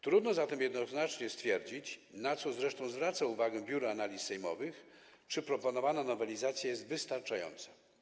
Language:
Polish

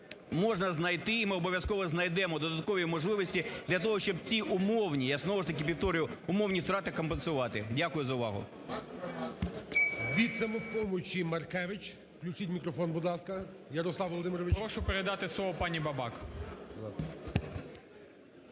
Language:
Ukrainian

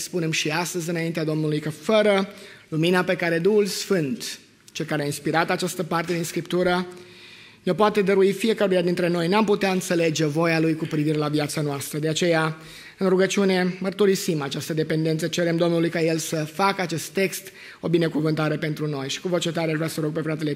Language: Romanian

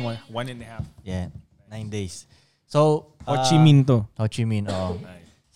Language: Filipino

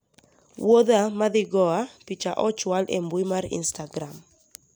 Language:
Luo (Kenya and Tanzania)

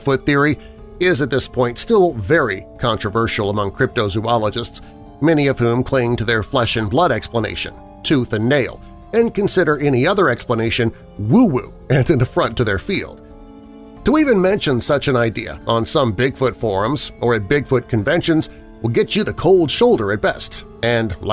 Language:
English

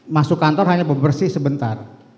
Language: Indonesian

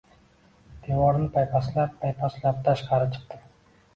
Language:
Uzbek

